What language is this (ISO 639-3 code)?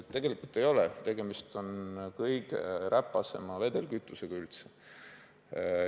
est